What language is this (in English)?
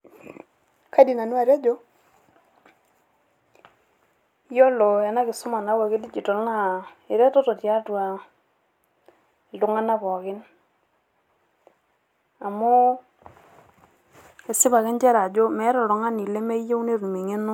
Masai